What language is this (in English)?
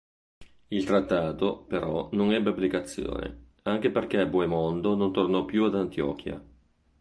Italian